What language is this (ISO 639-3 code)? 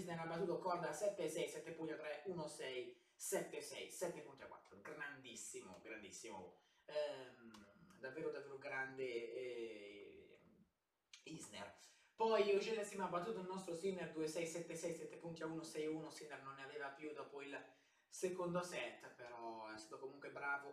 ita